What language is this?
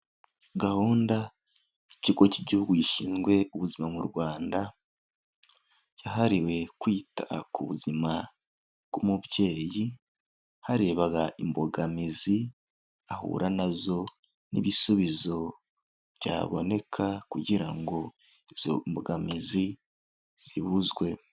Kinyarwanda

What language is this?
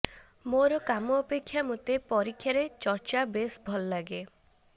Odia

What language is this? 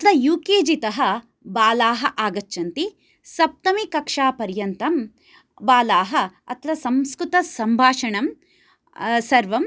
Sanskrit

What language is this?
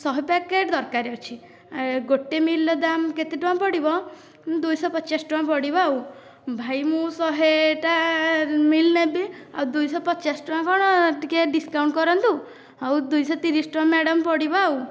Odia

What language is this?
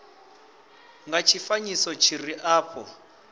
Venda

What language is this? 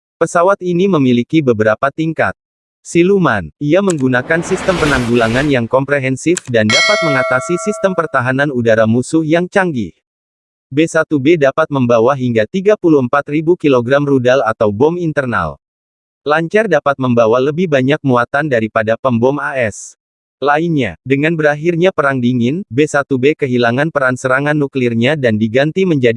Indonesian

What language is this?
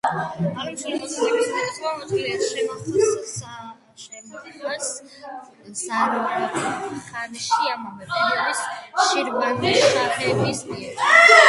Georgian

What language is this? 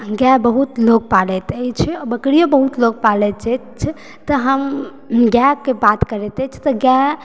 Maithili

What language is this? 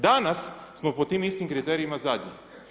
Croatian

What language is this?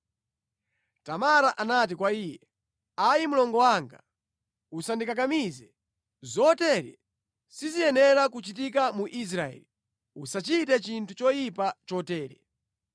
Nyanja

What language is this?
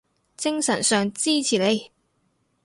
Cantonese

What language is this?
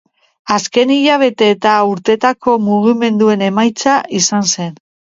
Basque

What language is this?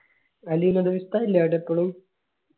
Malayalam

